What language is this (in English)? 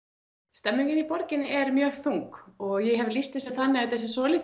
Icelandic